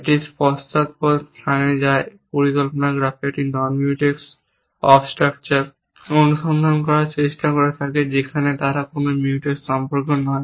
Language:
Bangla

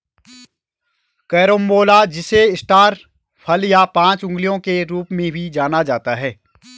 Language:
Hindi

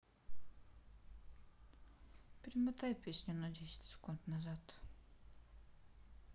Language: Russian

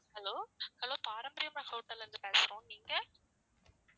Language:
Tamil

